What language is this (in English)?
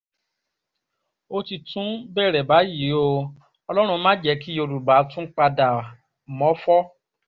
Yoruba